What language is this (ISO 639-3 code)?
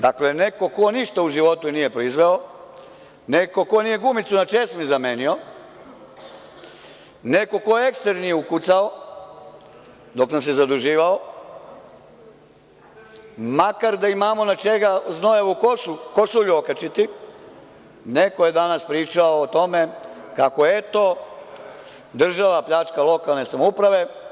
srp